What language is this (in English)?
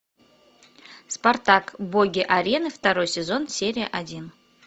Russian